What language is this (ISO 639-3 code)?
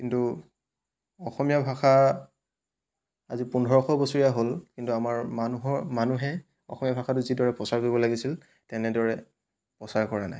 asm